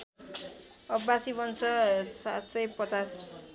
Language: Nepali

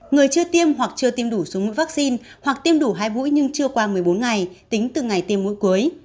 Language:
Vietnamese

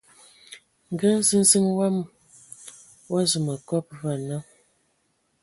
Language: Ewondo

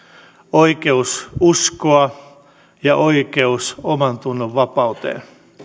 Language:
Finnish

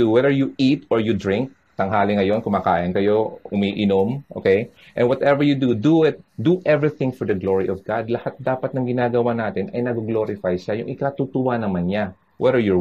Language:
Filipino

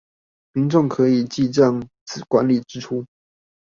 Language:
Chinese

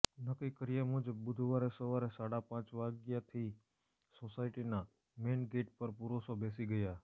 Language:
Gujarati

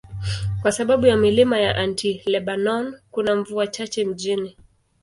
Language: Swahili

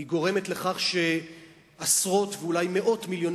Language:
Hebrew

